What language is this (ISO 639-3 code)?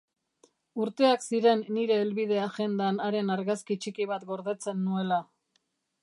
eus